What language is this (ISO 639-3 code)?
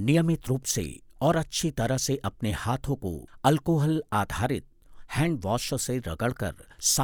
hin